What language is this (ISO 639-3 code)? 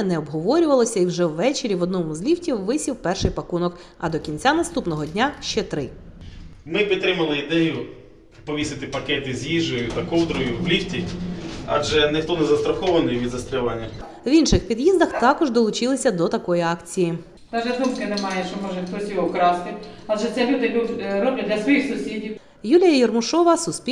ukr